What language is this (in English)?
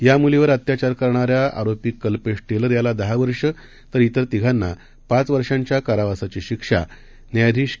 Marathi